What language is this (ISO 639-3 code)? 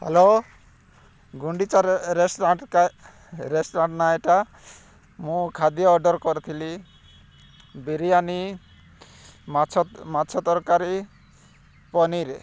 ori